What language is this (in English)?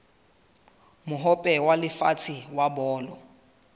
Southern Sotho